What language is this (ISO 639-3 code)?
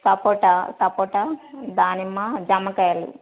tel